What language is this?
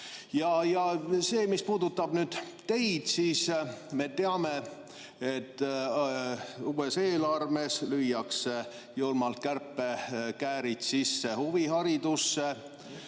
Estonian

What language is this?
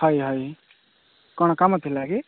Odia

